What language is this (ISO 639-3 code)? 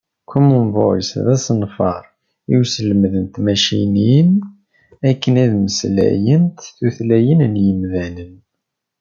kab